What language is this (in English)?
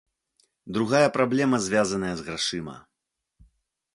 Belarusian